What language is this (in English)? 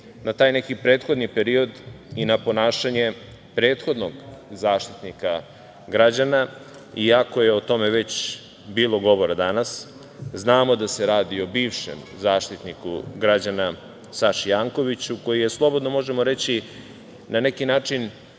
Serbian